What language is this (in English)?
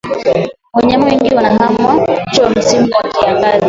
Swahili